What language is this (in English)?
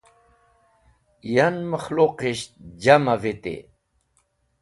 Wakhi